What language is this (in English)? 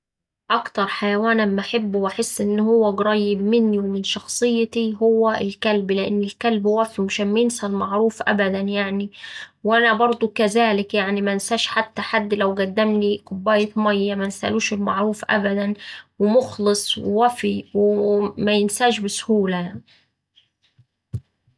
Saidi Arabic